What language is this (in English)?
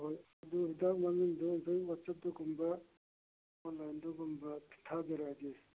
Manipuri